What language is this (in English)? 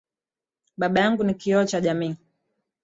Swahili